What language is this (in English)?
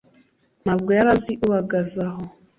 Kinyarwanda